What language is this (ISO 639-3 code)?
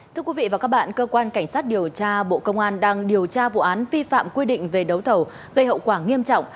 vie